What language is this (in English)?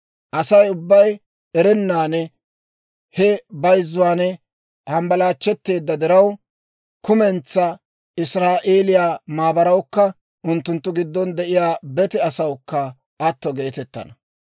Dawro